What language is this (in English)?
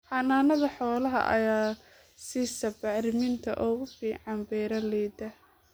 Somali